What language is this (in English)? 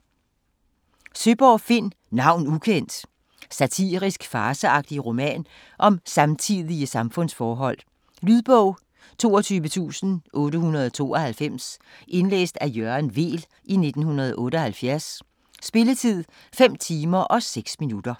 Danish